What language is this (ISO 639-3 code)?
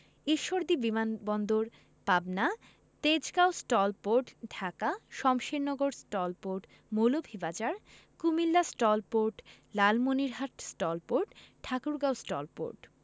ben